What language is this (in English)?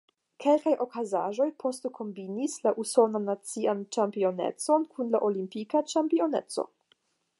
Esperanto